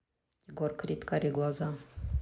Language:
Russian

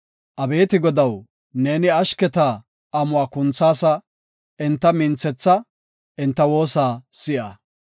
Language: Gofa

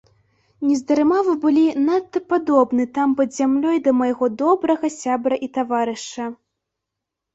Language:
Belarusian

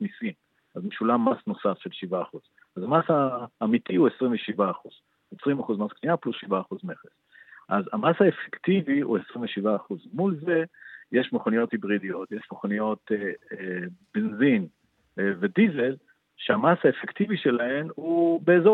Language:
Hebrew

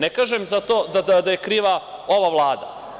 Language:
Serbian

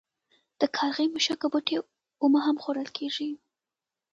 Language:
Pashto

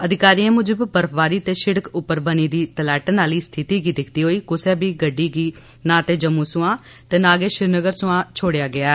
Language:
Dogri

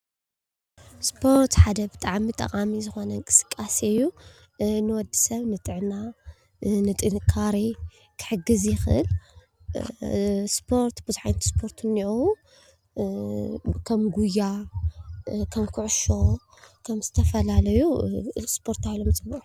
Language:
Tigrinya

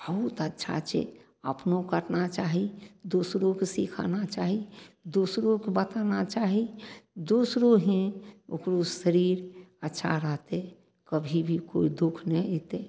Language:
Maithili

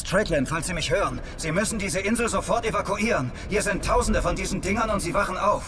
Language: German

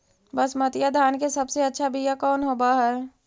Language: Magahi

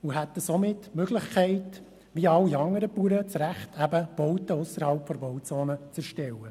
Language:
Swiss German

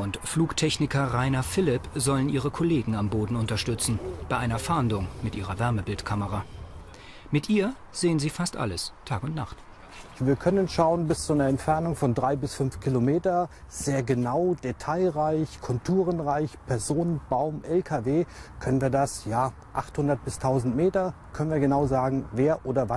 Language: German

